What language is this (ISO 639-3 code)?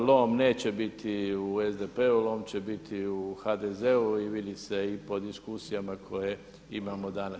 hrv